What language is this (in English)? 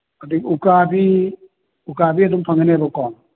Manipuri